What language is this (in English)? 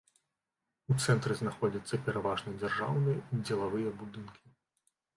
Belarusian